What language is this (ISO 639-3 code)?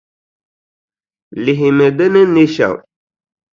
dag